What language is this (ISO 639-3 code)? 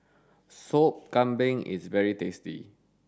eng